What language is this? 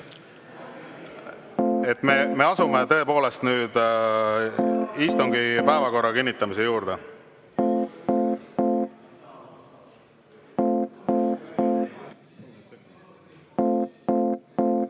Estonian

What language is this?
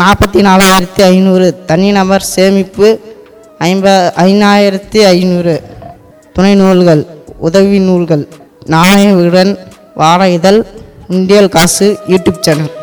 Tamil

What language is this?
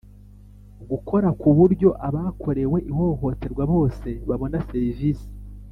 Kinyarwanda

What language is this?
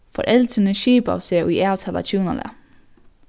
Faroese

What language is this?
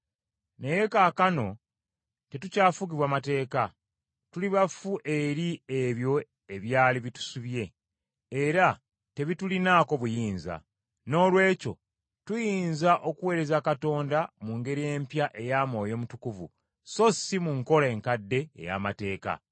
Ganda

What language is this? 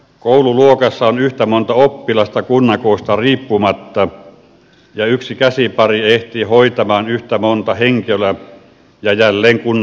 Finnish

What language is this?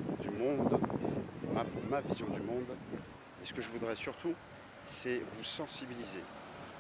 French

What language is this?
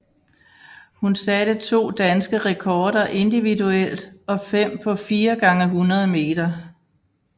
Danish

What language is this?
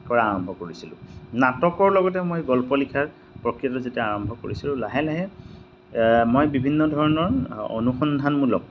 Assamese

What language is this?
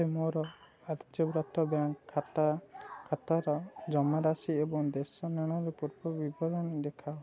Odia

